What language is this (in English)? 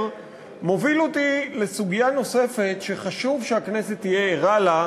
Hebrew